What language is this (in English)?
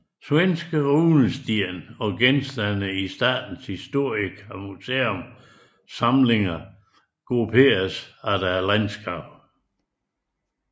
Danish